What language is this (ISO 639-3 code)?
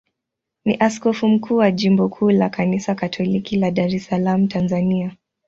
swa